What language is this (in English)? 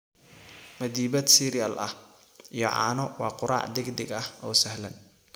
Somali